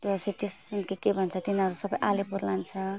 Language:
Nepali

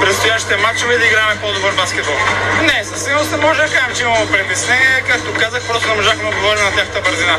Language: Bulgarian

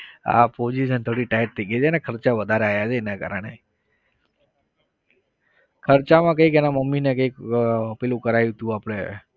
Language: Gujarati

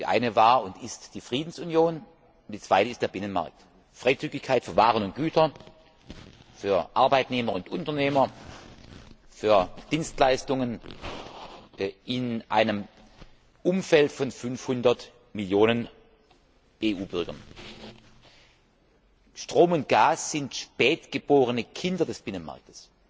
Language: German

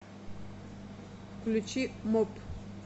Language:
Russian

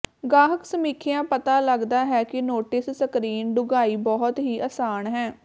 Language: Punjabi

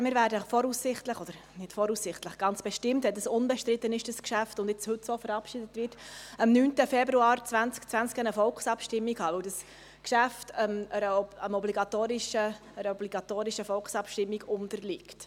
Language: Swiss German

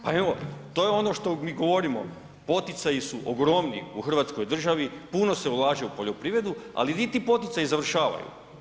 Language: Croatian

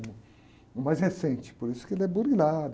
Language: Portuguese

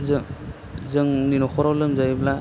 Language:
Bodo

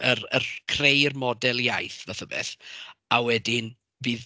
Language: Welsh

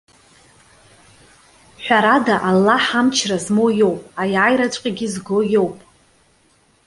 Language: Abkhazian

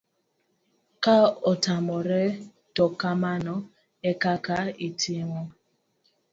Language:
Luo (Kenya and Tanzania)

